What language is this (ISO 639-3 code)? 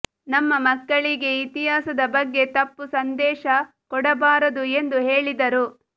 kan